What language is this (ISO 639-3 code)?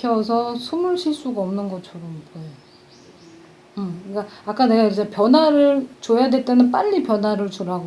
kor